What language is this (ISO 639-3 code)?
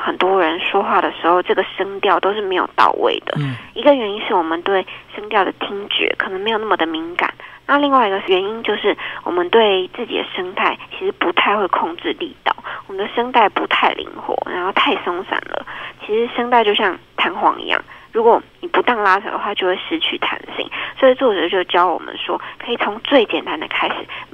zho